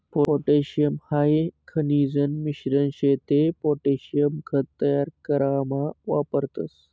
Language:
Marathi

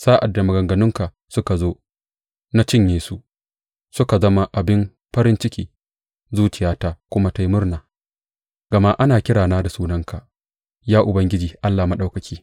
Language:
Hausa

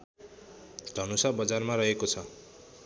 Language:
Nepali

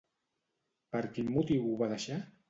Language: Catalan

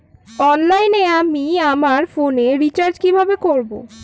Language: Bangla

